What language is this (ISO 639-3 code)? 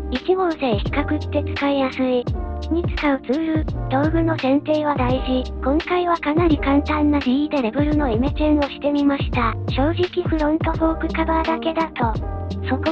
jpn